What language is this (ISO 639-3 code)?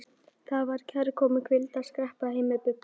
isl